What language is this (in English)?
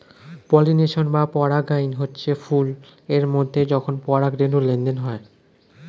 Bangla